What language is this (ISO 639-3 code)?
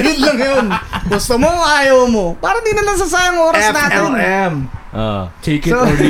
fil